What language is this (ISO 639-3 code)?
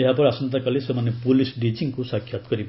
ori